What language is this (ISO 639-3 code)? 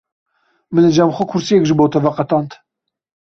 kur